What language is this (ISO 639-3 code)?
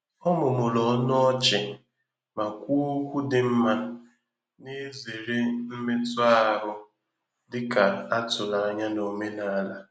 ibo